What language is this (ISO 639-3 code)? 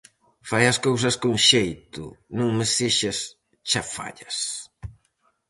glg